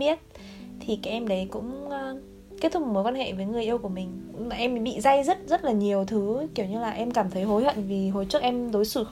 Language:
Vietnamese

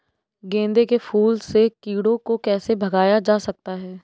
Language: Hindi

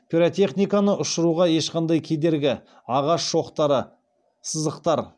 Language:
Kazakh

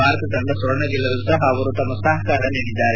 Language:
Kannada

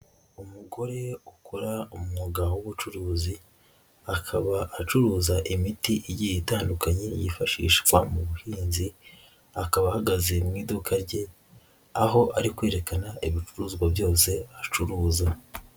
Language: Kinyarwanda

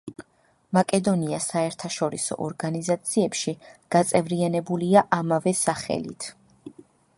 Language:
Georgian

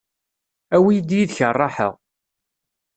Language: Kabyle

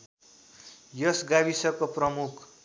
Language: Nepali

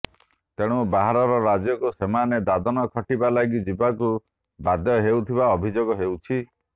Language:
Odia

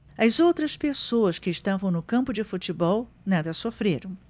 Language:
Portuguese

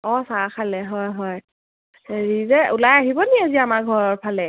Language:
Assamese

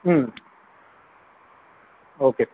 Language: Tamil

